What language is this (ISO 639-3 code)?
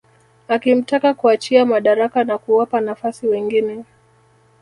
swa